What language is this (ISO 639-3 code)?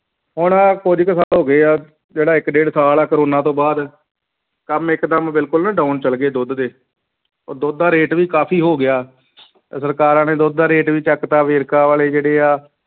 pan